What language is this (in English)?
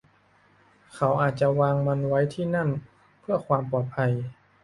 Thai